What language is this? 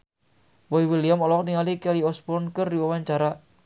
Sundanese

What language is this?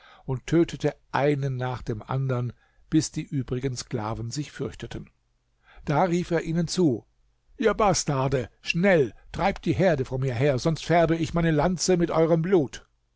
German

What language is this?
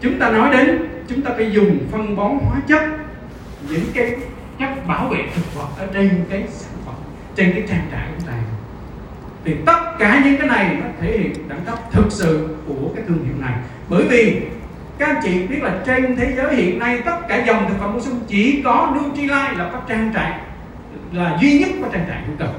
Vietnamese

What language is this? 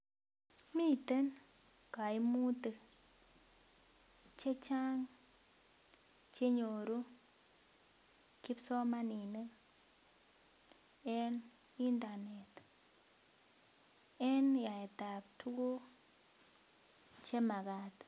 Kalenjin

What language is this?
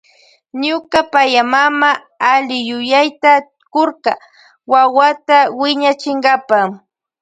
Loja Highland Quichua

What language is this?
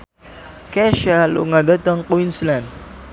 Javanese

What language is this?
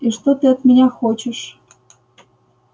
Russian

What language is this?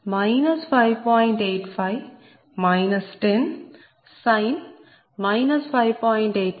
Telugu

